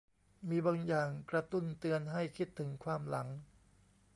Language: Thai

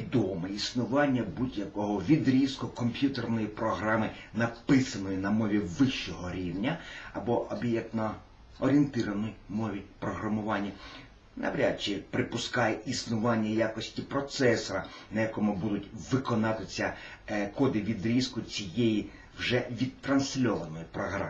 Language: Russian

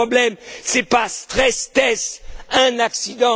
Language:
French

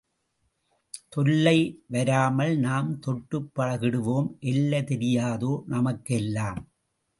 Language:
Tamil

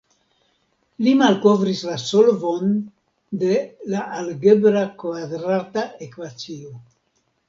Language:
Esperanto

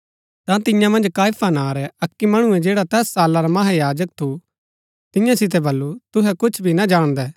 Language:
Gaddi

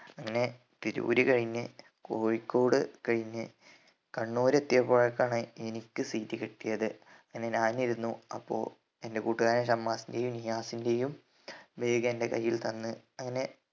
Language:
Malayalam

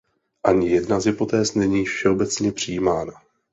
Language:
Czech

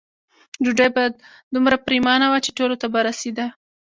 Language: Pashto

